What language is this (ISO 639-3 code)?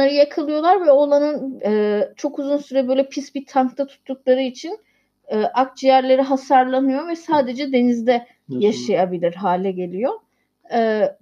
tur